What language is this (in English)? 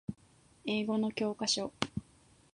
Japanese